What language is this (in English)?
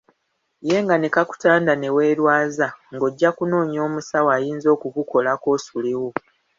Ganda